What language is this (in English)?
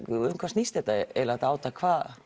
Icelandic